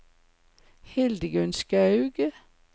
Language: Norwegian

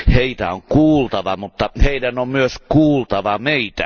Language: Finnish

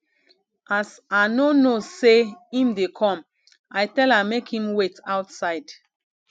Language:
Nigerian Pidgin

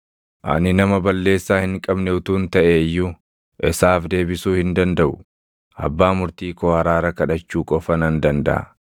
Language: Oromo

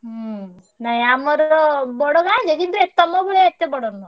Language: Odia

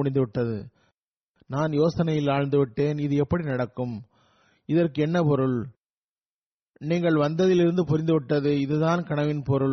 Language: Tamil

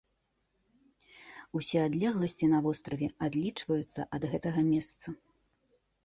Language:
Belarusian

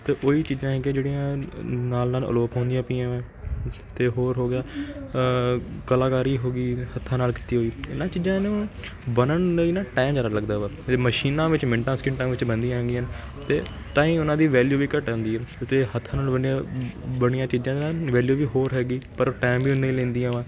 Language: Punjabi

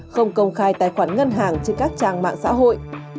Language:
Vietnamese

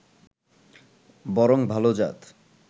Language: Bangla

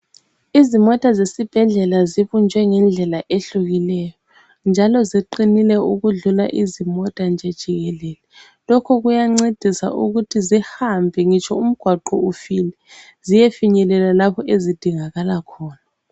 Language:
North Ndebele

